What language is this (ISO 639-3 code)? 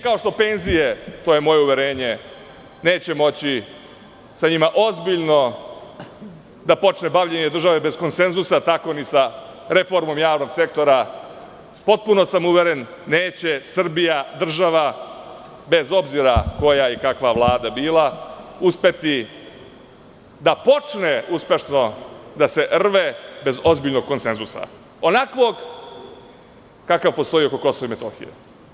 srp